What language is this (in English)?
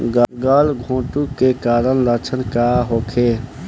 Bhojpuri